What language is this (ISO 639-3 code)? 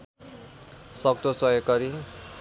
nep